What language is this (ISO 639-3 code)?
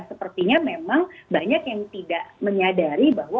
ind